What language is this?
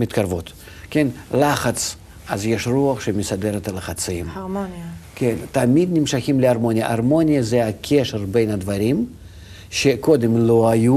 Hebrew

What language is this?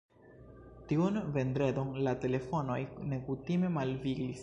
Esperanto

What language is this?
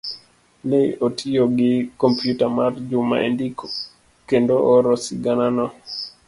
Luo (Kenya and Tanzania)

